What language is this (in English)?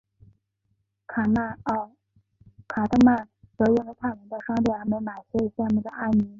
Chinese